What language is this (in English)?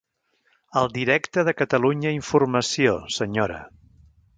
Catalan